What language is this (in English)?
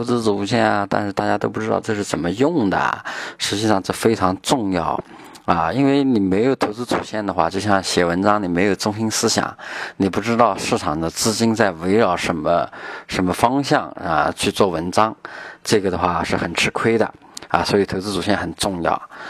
Chinese